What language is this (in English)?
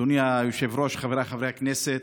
Hebrew